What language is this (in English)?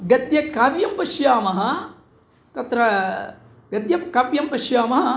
Sanskrit